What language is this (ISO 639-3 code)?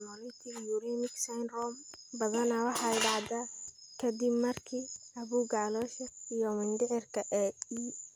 som